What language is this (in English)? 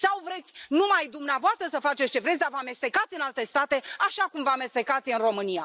Romanian